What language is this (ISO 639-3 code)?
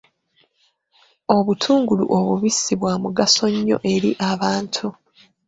lug